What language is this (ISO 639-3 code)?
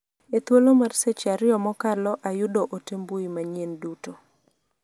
luo